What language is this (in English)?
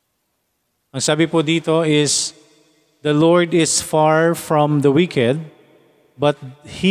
Filipino